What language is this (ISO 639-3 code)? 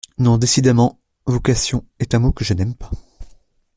fra